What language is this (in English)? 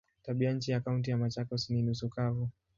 Swahili